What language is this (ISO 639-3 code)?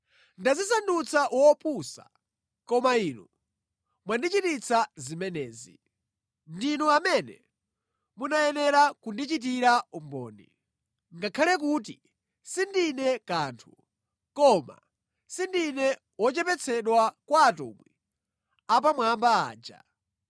nya